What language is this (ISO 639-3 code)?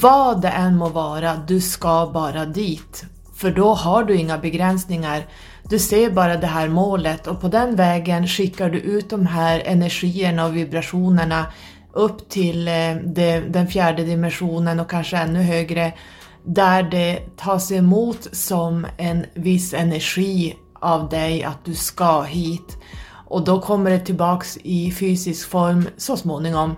swe